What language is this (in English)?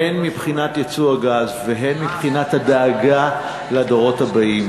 Hebrew